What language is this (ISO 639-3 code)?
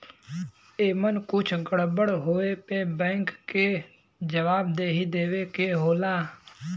bho